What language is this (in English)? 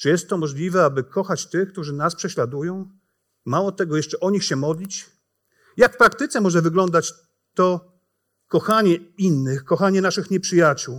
Polish